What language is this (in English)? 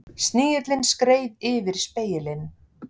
Icelandic